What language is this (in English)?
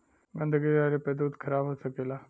Bhojpuri